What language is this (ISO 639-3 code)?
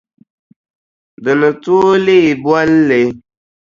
dag